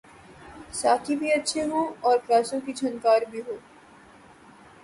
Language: Urdu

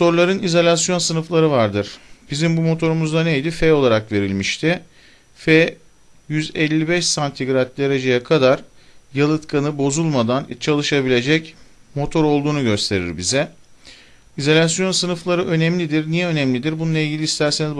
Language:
Turkish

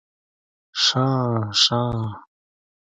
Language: Pashto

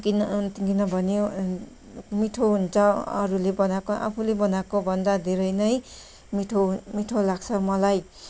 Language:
Nepali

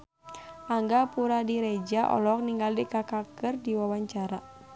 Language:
Sundanese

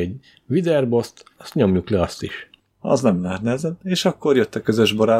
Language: Hungarian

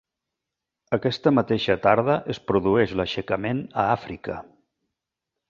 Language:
Catalan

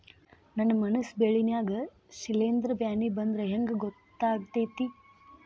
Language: Kannada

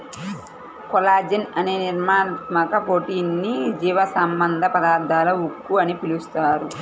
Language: Telugu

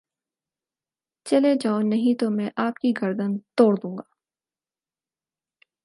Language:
Urdu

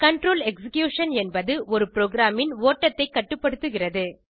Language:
Tamil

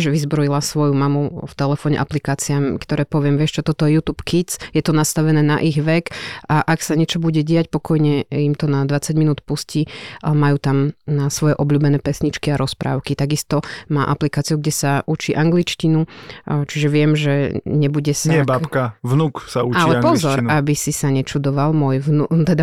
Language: Slovak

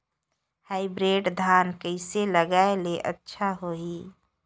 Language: Chhattisgarhi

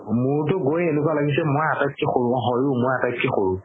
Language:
Assamese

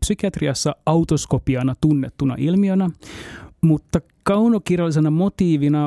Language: Finnish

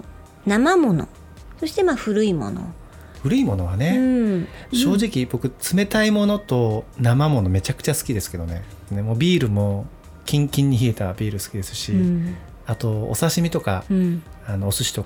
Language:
Japanese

